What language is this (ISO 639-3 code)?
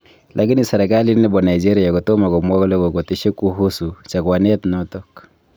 kln